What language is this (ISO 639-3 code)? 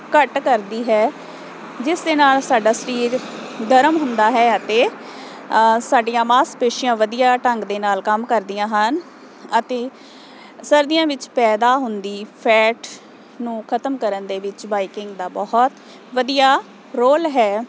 pan